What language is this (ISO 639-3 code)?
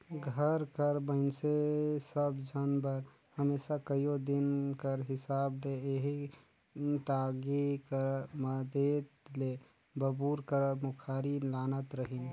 hne